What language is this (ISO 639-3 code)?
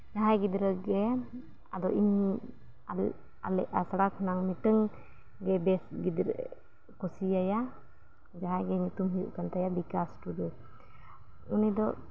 sat